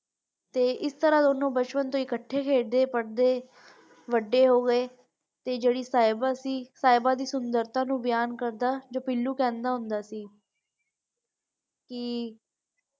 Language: Punjabi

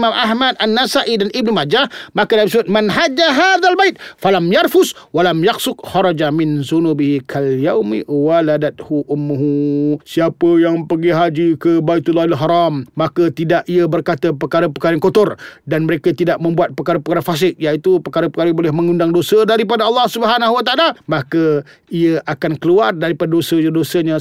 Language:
Malay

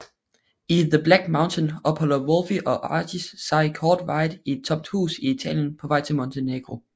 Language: Danish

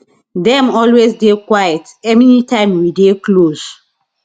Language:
Nigerian Pidgin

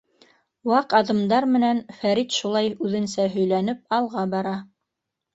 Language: Bashkir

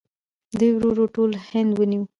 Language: Pashto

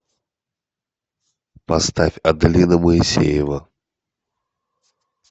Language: Russian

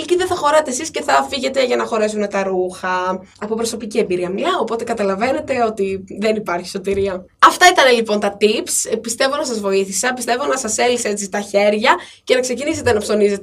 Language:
Greek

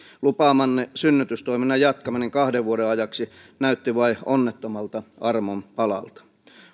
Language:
Finnish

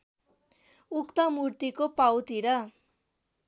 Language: Nepali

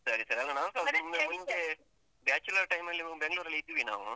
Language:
Kannada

